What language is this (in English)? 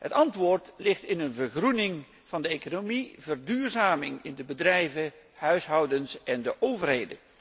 Dutch